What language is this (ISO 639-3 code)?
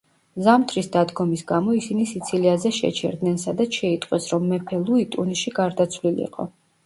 kat